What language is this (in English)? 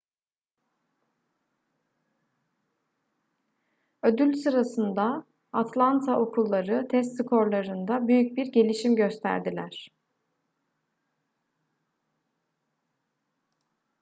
Turkish